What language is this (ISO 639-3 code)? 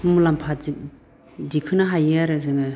brx